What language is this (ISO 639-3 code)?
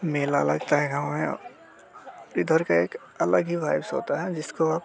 hin